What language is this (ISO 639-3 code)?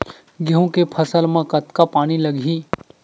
hne